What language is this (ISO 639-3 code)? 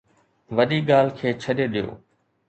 snd